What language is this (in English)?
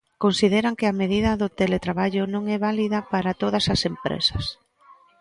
Galician